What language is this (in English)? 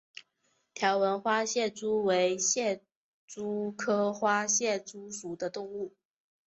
Chinese